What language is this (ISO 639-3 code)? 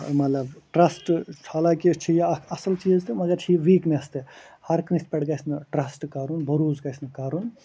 kas